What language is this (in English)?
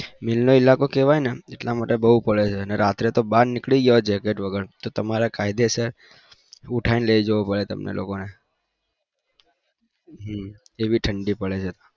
Gujarati